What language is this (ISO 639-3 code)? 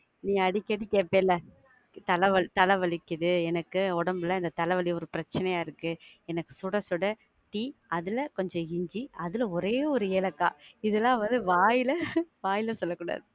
tam